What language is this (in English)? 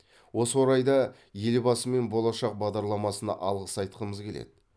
Kazakh